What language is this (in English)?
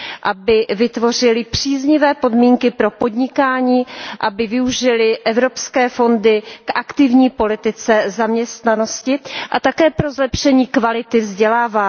Czech